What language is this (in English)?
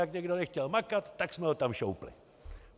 Czech